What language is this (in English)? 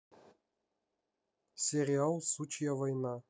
Russian